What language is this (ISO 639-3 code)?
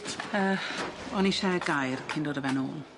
cym